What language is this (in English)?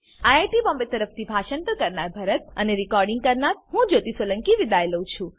Gujarati